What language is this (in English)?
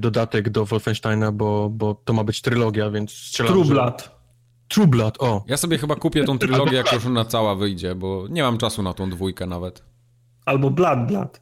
Polish